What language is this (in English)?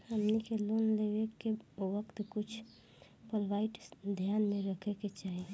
Bhojpuri